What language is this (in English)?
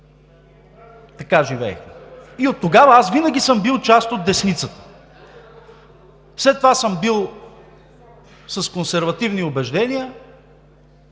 Bulgarian